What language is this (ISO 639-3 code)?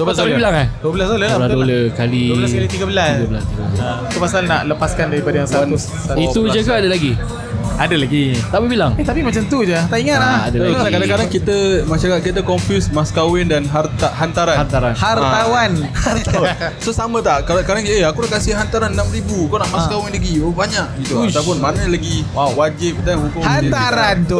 msa